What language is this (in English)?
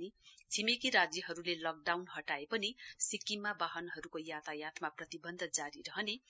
Nepali